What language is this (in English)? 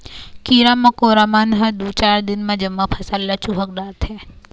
Chhattisgarhi